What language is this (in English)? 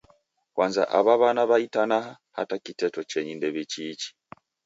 Taita